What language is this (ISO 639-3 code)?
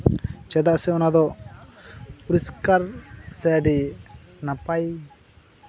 sat